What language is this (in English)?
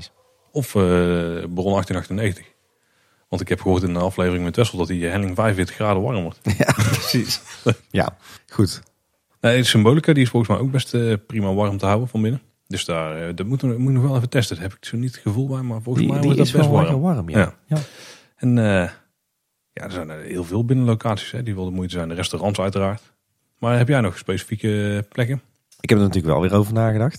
Dutch